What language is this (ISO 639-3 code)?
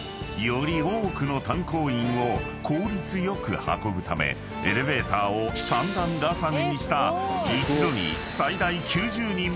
jpn